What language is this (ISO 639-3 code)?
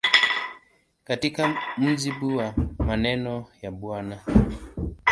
swa